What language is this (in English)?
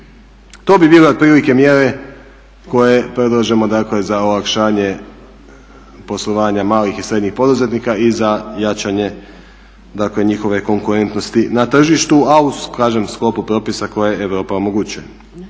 Croatian